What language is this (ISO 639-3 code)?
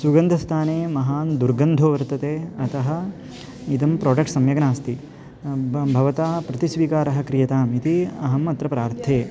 san